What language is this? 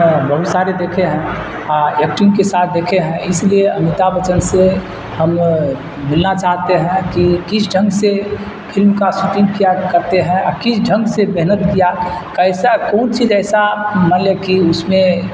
Urdu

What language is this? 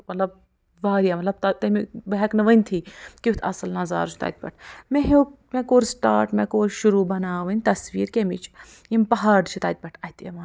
Kashmiri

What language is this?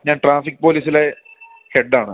Malayalam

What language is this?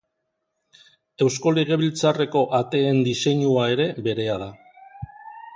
Basque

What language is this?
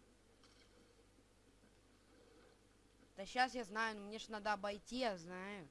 Russian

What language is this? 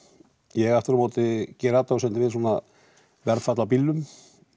Icelandic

